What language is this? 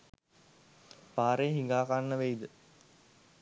Sinhala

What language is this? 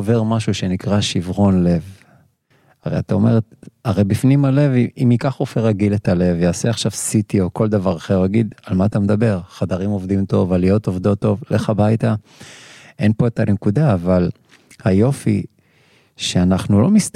Hebrew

